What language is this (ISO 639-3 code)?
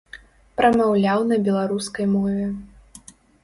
bel